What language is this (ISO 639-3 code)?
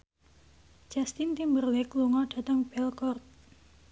jav